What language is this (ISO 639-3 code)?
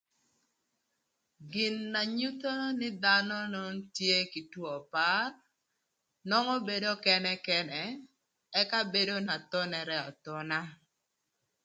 lth